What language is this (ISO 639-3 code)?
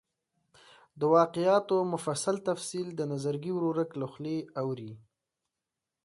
pus